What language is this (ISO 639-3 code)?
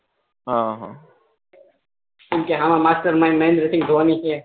guj